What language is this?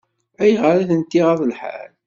Kabyle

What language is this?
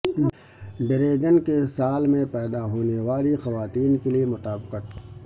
Urdu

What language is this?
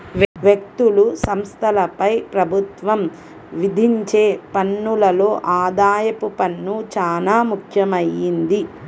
Telugu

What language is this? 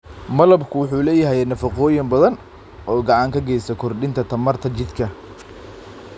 Somali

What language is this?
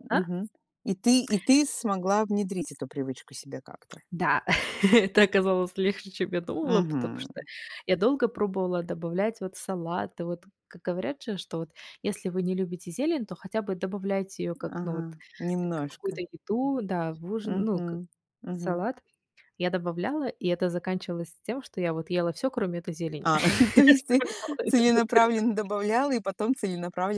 Russian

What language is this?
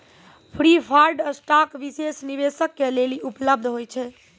Maithili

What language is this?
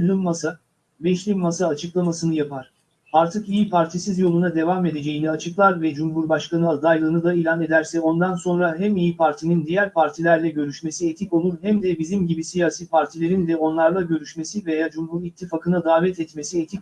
Turkish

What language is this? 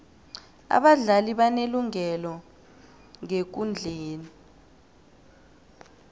South Ndebele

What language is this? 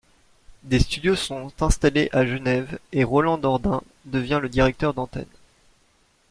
French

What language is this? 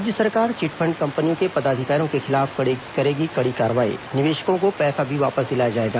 Hindi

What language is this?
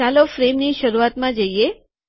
Gujarati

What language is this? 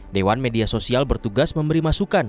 Indonesian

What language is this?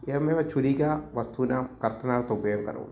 Sanskrit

